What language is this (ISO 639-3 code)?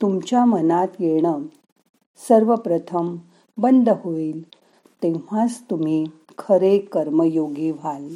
mar